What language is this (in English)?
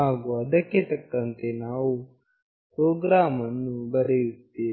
Kannada